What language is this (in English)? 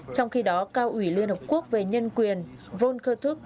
Vietnamese